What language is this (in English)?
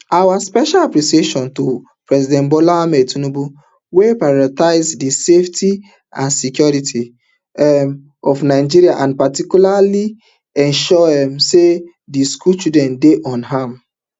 Nigerian Pidgin